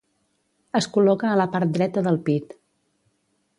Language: Catalan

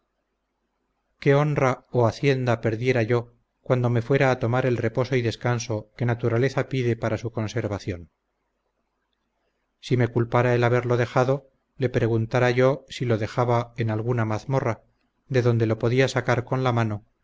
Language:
Spanish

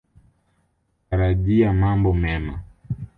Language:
Swahili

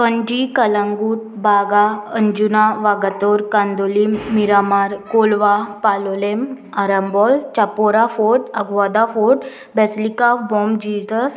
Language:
Konkani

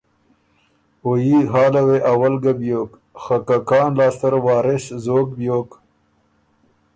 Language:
Ormuri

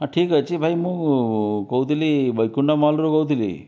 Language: Odia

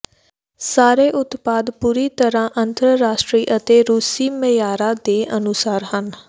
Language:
Punjabi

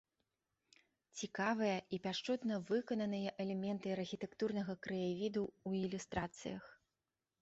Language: Belarusian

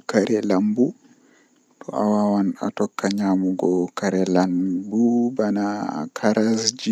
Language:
Western Niger Fulfulde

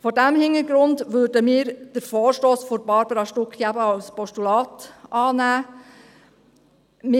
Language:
Swiss German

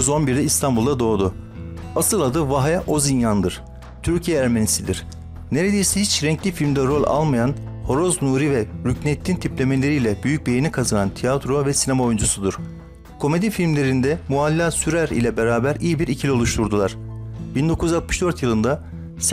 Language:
Turkish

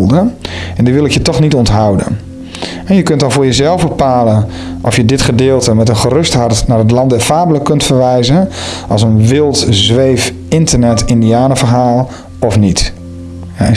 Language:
Dutch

